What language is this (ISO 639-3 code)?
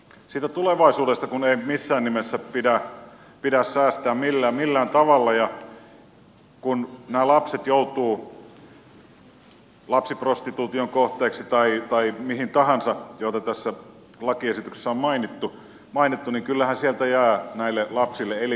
fin